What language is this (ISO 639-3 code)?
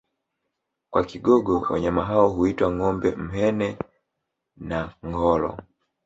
swa